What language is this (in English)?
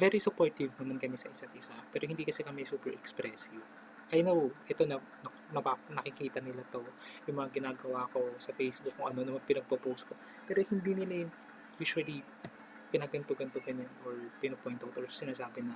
Filipino